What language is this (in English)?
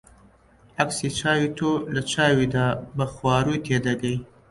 Central Kurdish